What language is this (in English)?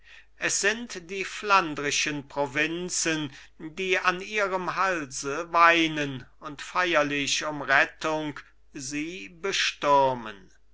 German